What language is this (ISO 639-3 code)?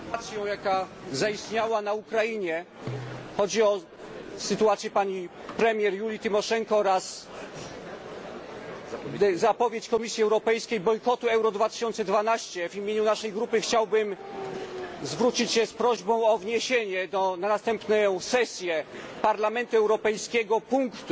pol